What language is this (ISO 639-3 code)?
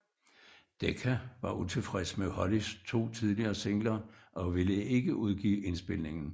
dan